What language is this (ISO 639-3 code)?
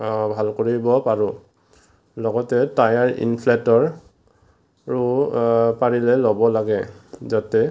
asm